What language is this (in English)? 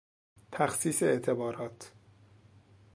Persian